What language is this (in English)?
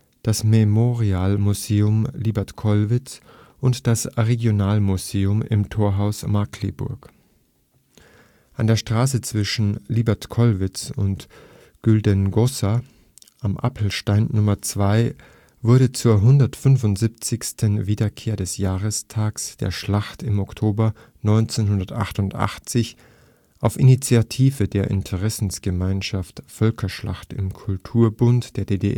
German